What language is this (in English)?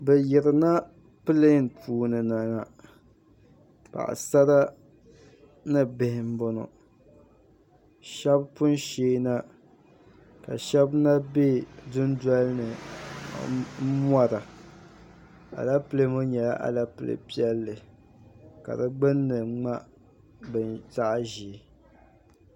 Dagbani